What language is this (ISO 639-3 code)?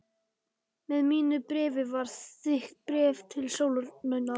isl